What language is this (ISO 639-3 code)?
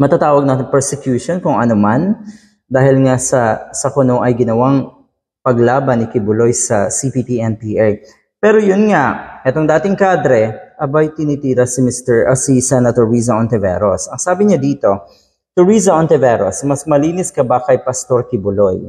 fil